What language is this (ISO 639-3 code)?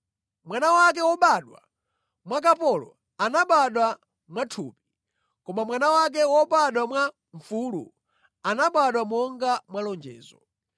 nya